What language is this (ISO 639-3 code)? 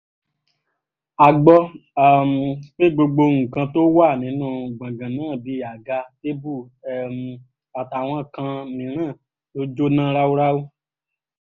yor